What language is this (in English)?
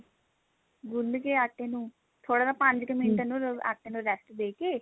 Punjabi